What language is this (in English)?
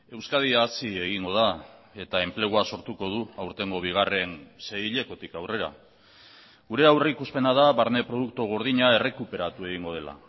Basque